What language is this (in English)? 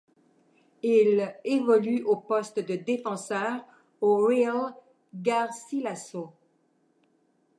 French